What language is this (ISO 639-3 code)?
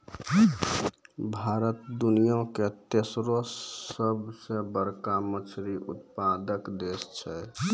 mai